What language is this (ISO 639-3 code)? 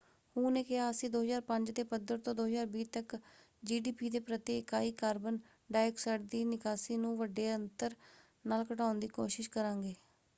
pan